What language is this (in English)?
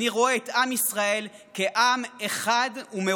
Hebrew